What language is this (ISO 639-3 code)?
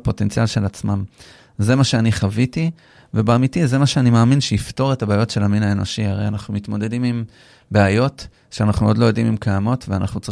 heb